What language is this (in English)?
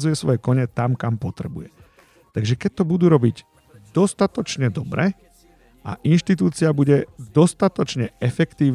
Slovak